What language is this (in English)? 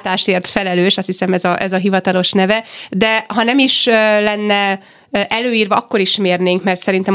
Hungarian